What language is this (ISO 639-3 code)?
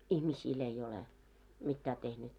fin